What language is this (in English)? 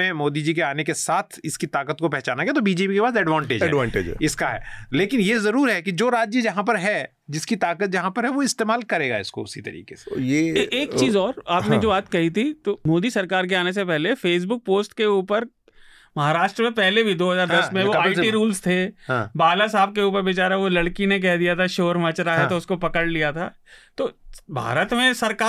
Hindi